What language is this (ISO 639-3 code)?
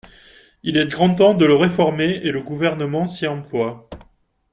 fra